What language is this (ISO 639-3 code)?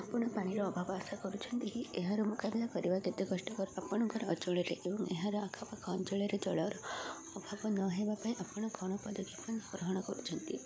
ori